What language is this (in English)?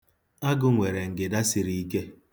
Igbo